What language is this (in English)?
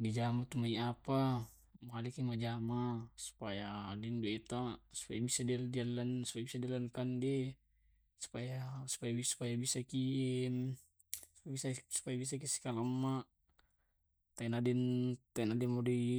Tae'